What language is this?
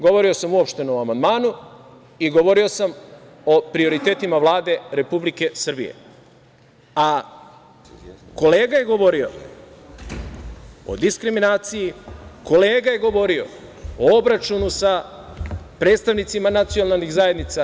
Serbian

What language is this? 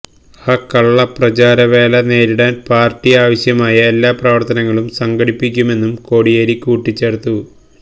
Malayalam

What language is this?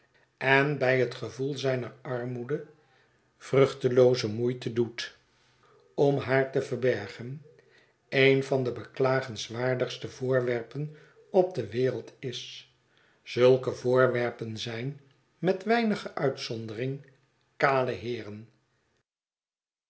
Dutch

